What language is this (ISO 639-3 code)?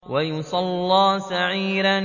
ara